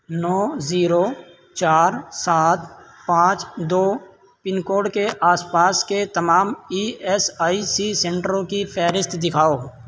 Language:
Urdu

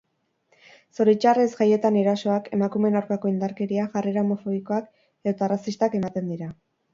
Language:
Basque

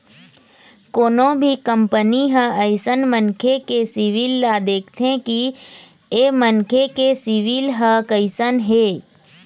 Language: Chhattisgarhi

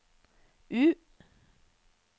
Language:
Norwegian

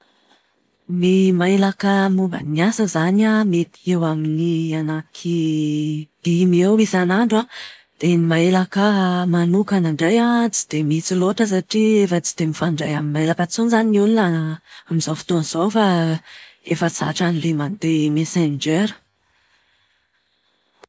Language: Malagasy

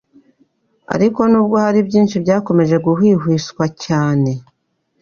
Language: Kinyarwanda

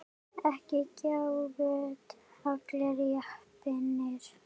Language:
Icelandic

